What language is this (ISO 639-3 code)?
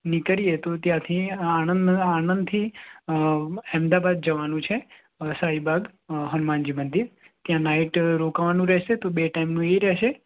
guj